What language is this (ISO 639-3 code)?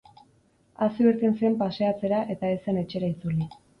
eus